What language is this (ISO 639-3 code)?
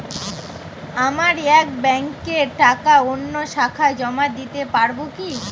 ben